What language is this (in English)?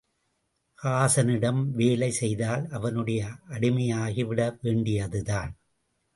Tamil